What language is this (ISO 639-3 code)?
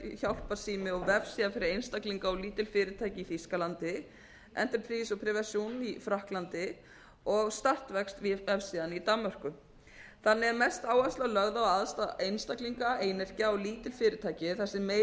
isl